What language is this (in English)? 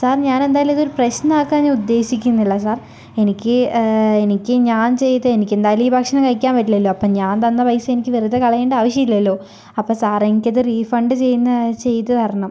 Malayalam